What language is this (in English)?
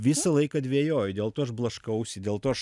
Lithuanian